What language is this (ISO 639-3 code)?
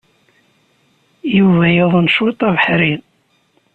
kab